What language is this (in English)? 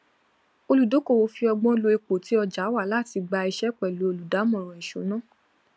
Yoruba